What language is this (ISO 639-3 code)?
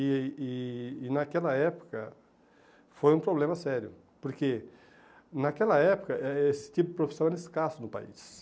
por